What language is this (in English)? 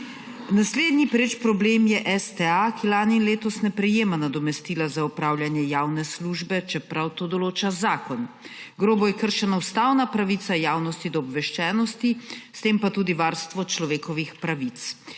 Slovenian